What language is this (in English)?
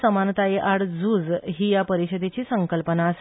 Konkani